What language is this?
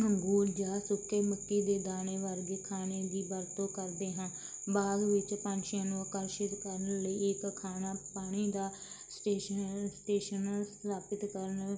Punjabi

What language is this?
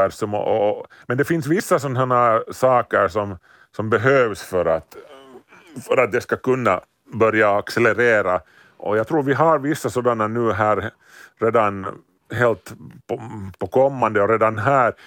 Swedish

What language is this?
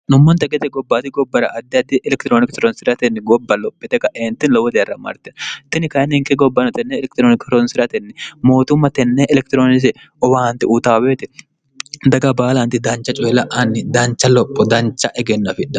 Sidamo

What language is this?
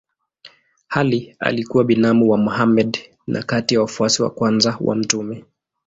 Swahili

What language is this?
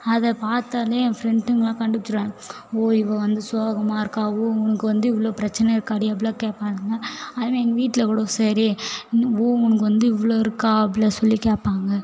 Tamil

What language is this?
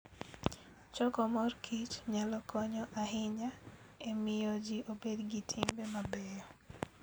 Luo (Kenya and Tanzania)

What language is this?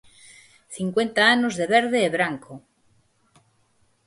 Galician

